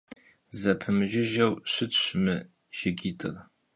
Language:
Kabardian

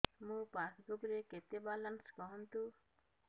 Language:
Odia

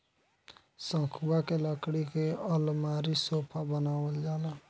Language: Bhojpuri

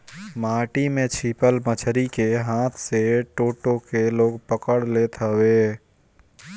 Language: Bhojpuri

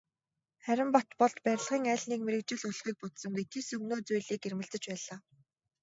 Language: Mongolian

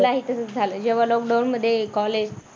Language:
Marathi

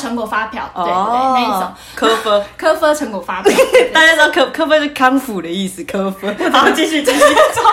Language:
Chinese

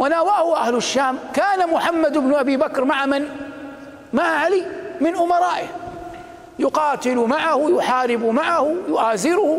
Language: Arabic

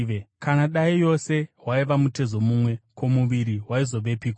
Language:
Shona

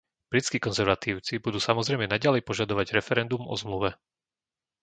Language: Slovak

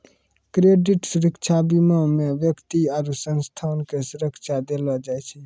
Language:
Maithili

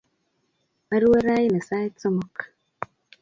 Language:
Kalenjin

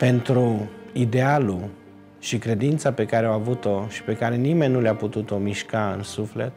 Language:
Romanian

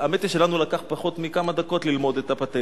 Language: Hebrew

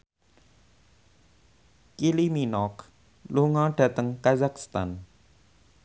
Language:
Javanese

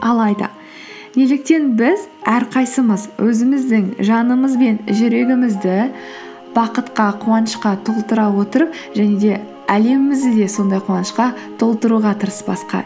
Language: Kazakh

